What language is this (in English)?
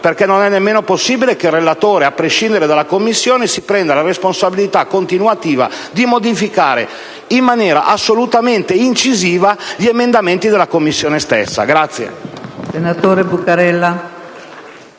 Italian